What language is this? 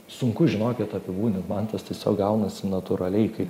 Lithuanian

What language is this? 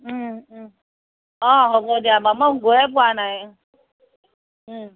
Assamese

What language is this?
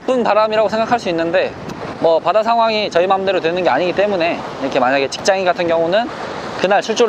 Korean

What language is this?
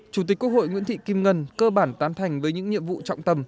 Vietnamese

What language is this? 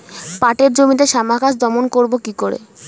Bangla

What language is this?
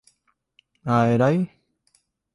Vietnamese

